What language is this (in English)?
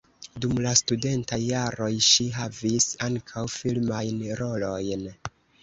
Esperanto